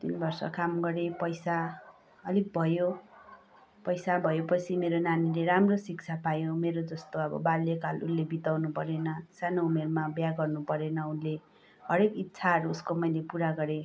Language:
Nepali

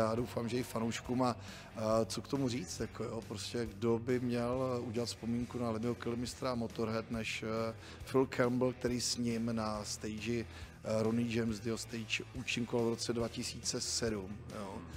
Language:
Czech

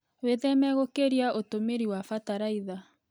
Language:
Kikuyu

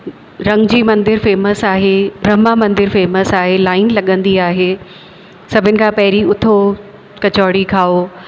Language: Sindhi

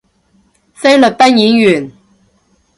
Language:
Cantonese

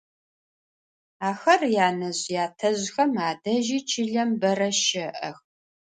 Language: Adyghe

